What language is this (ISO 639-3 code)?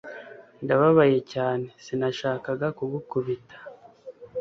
kin